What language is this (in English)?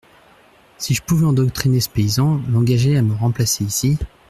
French